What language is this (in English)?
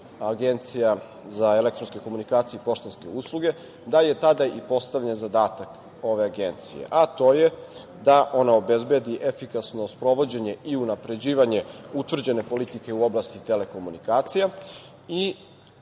Serbian